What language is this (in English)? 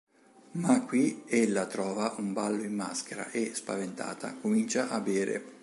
Italian